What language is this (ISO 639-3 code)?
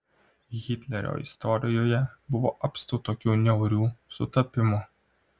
lit